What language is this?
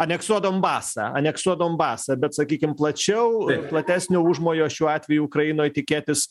Lithuanian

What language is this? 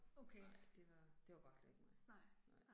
Danish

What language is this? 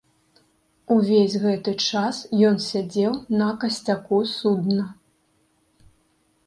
Belarusian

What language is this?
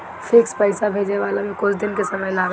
Bhojpuri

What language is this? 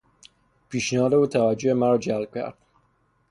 Persian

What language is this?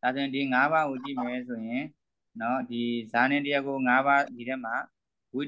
Vietnamese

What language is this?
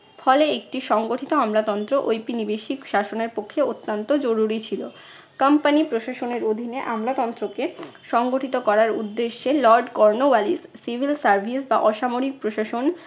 Bangla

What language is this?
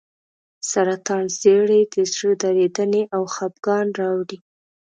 Pashto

